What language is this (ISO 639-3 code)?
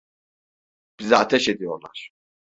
tur